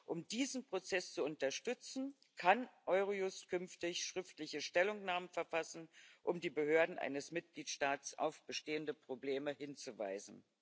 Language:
German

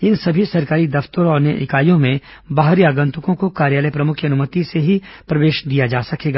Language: Hindi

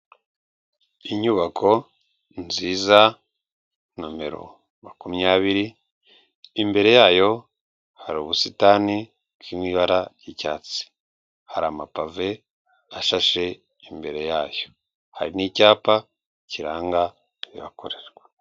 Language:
Kinyarwanda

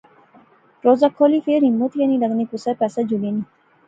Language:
Pahari-Potwari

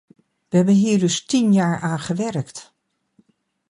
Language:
Dutch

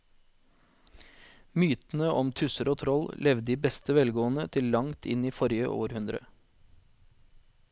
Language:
Norwegian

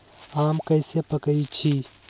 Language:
Magahi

